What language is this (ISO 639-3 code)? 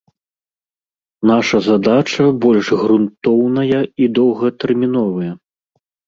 bel